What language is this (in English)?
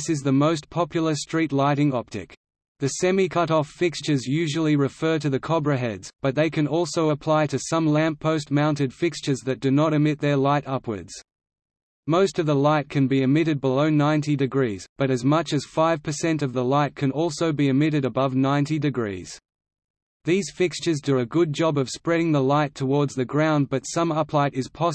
English